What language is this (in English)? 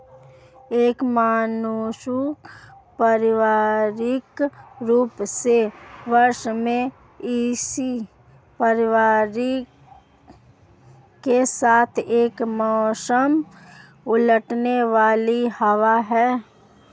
Hindi